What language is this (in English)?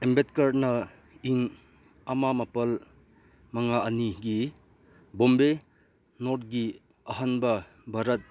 Manipuri